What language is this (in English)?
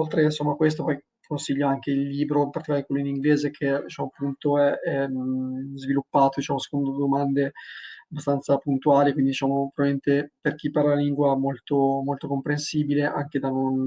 Italian